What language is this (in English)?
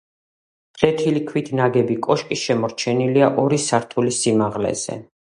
Georgian